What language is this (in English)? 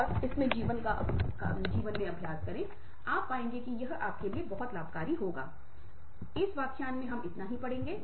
Hindi